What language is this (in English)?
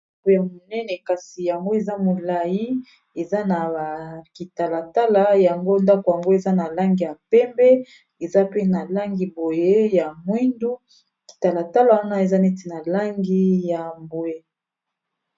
Lingala